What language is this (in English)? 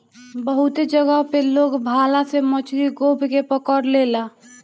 Bhojpuri